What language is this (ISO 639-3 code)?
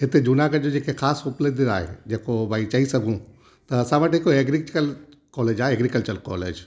snd